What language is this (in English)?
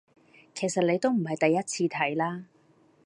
Cantonese